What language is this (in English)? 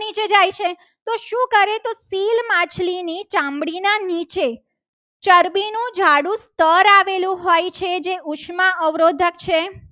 Gujarati